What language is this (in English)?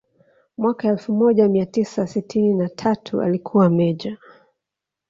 Swahili